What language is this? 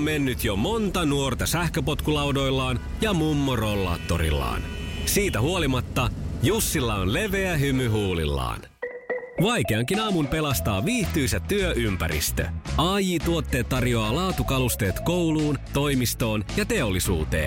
Finnish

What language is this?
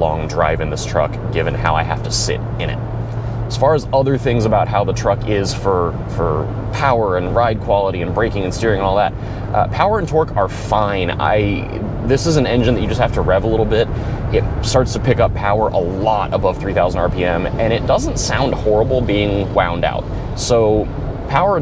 English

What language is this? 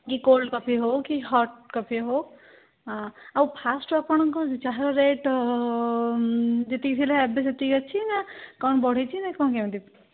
Odia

